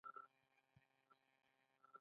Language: Pashto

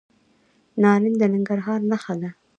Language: Pashto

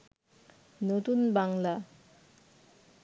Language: Bangla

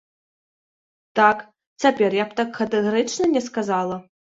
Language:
Belarusian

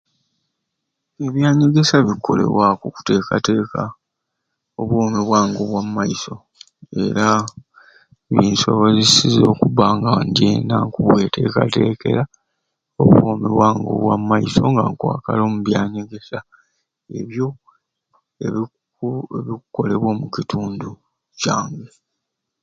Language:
Ruuli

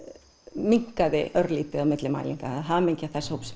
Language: Icelandic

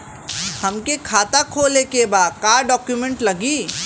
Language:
Bhojpuri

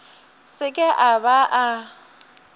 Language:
Northern Sotho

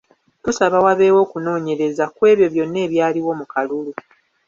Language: Ganda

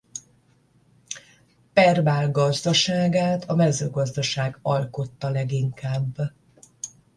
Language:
Hungarian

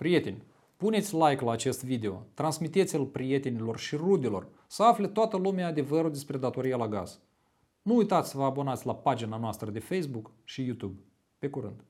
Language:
Romanian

